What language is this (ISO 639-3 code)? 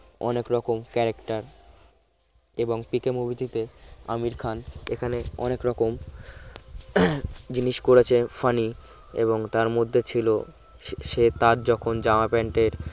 ben